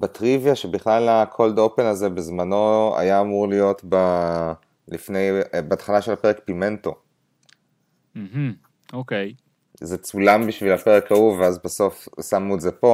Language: Hebrew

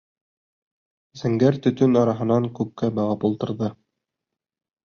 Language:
Bashkir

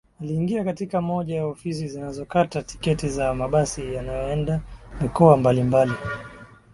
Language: Swahili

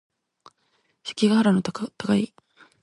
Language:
Japanese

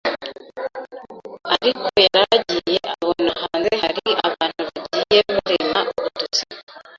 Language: Kinyarwanda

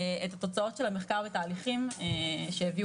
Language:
Hebrew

